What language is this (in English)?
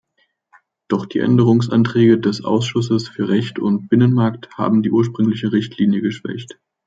German